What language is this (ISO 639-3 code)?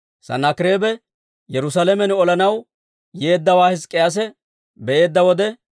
dwr